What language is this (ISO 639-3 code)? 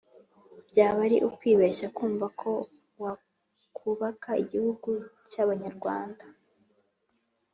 kin